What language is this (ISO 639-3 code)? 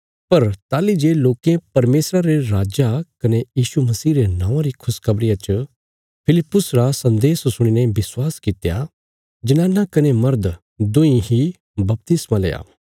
kfs